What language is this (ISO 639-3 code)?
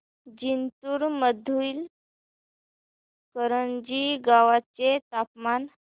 mar